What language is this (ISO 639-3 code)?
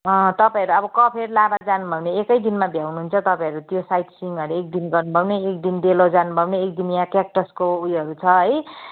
nep